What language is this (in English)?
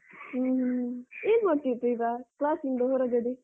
Kannada